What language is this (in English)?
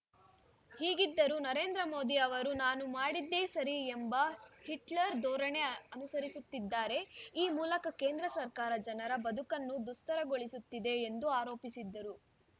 Kannada